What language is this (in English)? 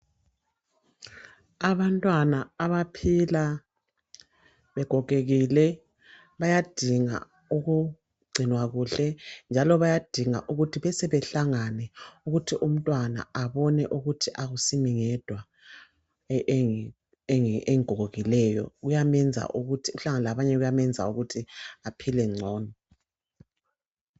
North Ndebele